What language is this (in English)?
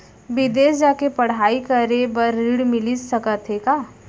Chhattisgarhi